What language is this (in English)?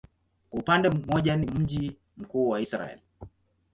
Swahili